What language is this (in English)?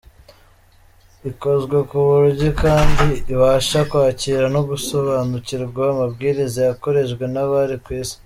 Kinyarwanda